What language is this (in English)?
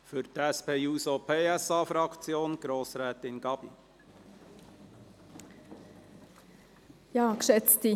Swiss German